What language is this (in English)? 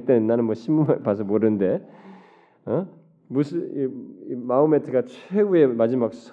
Korean